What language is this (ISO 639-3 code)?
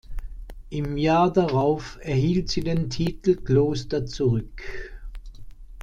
deu